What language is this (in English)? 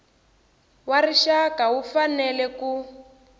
Tsonga